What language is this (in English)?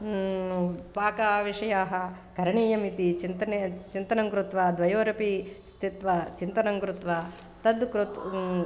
Sanskrit